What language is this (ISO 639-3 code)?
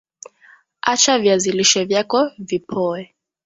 swa